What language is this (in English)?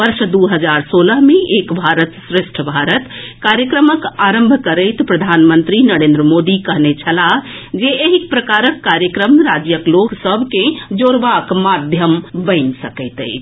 Maithili